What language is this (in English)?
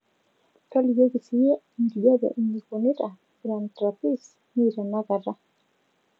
Masai